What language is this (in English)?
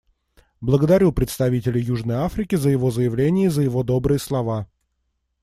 Russian